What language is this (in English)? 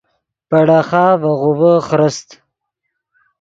Yidgha